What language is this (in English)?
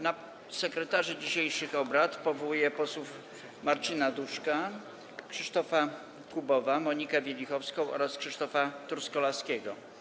Polish